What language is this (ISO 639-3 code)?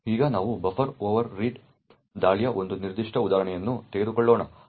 kan